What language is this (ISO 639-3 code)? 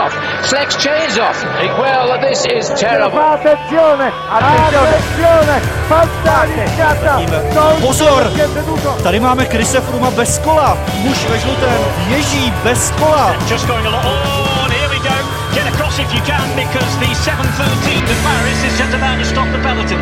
ces